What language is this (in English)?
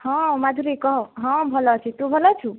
Odia